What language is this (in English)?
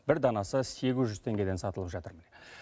Kazakh